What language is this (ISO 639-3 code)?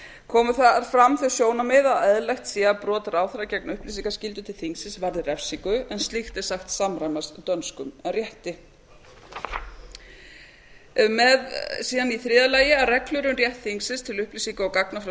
isl